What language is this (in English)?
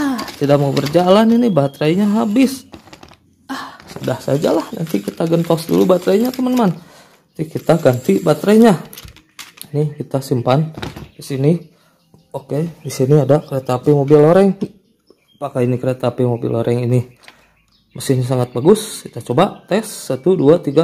Indonesian